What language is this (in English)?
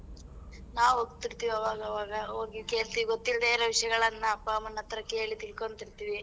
Kannada